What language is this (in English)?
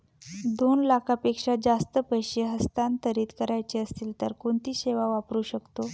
Marathi